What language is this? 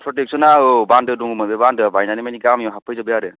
Bodo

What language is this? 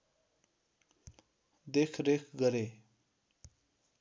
Nepali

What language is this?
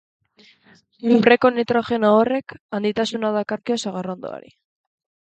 Basque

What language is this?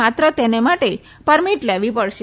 Gujarati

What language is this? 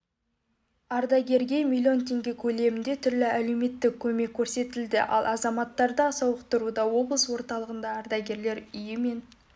Kazakh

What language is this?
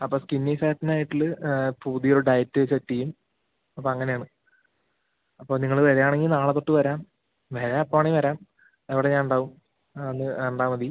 Malayalam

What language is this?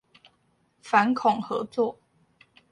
Chinese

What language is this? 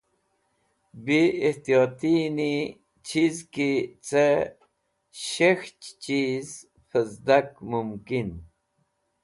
Wakhi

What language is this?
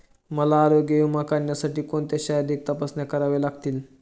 Marathi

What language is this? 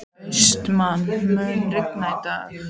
Icelandic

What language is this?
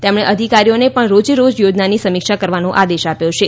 Gujarati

